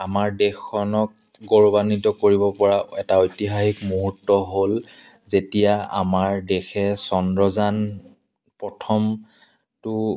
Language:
Assamese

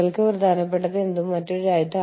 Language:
Malayalam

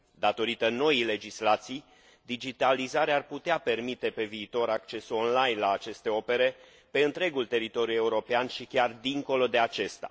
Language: Romanian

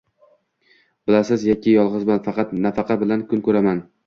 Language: Uzbek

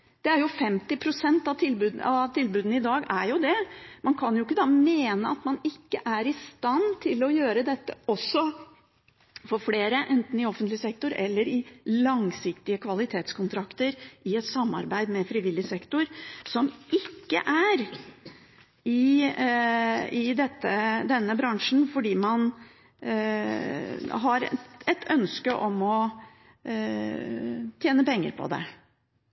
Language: Norwegian Bokmål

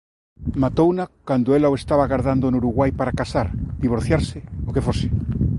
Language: Galician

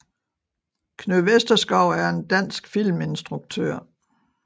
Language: Danish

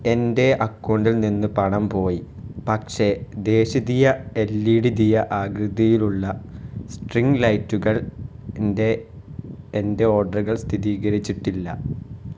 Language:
Malayalam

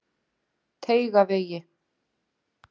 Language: Icelandic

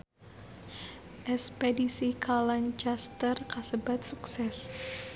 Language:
Sundanese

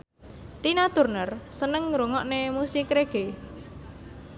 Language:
Javanese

